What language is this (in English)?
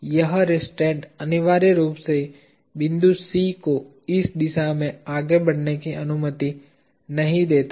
Hindi